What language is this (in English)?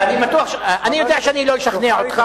Hebrew